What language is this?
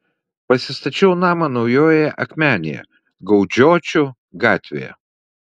Lithuanian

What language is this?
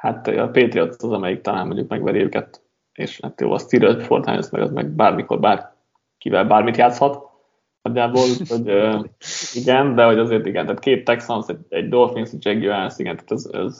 Hungarian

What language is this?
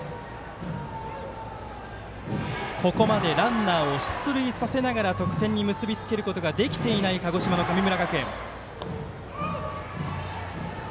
Japanese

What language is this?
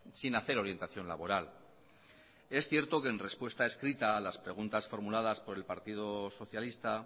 Spanish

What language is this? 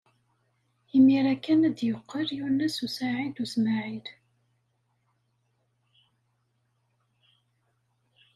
Kabyle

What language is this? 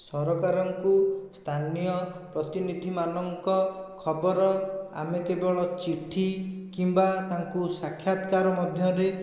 Odia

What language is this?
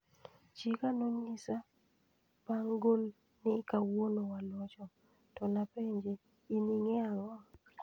Luo (Kenya and Tanzania)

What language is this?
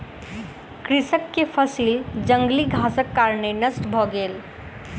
Maithili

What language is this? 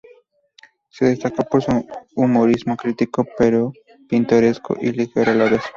Spanish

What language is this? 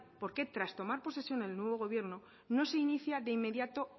Spanish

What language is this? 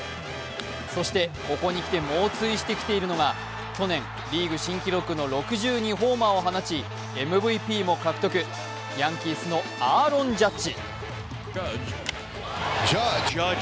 Japanese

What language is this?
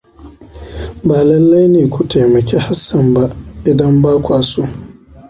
Hausa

